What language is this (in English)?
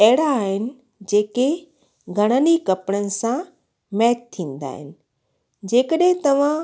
Sindhi